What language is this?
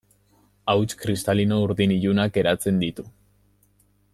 Basque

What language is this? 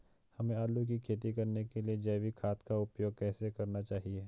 Hindi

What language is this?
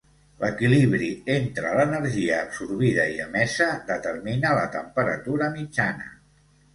Catalan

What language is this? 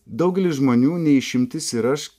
Lithuanian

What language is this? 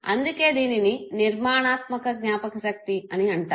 Telugu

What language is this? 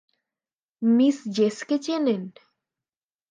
Bangla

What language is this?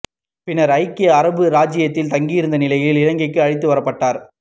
Tamil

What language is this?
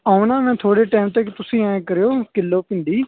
Punjabi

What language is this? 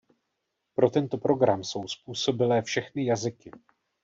Czech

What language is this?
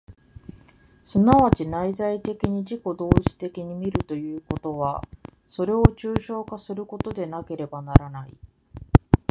Japanese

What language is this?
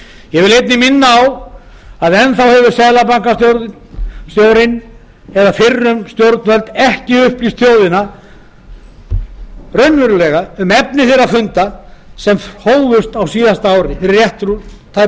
Icelandic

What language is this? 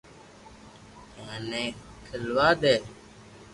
Loarki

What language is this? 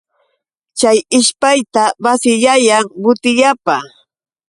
Yauyos Quechua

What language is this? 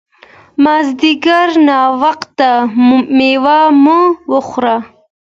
Pashto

